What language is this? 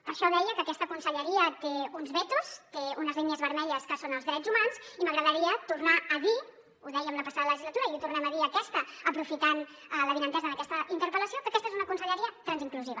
Catalan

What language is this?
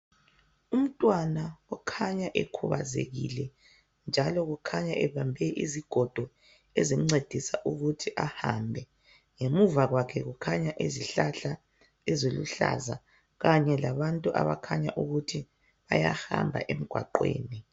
North Ndebele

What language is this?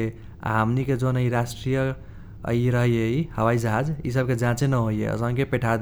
Kochila Tharu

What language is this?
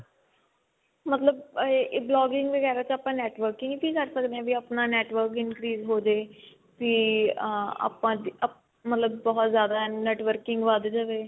Punjabi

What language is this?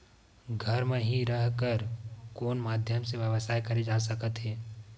Chhattisgarhi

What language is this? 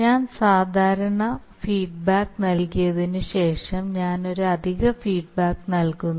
Malayalam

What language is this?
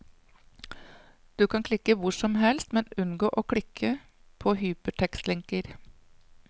Norwegian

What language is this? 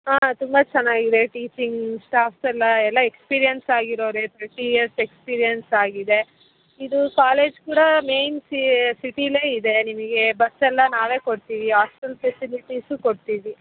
Kannada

